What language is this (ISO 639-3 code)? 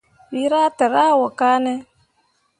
mua